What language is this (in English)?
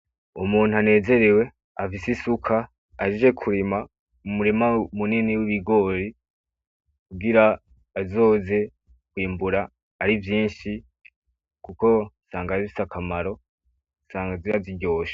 Rundi